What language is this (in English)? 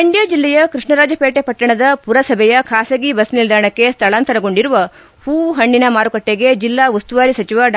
Kannada